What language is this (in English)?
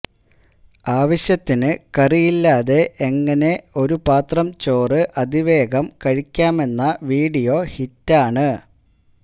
Malayalam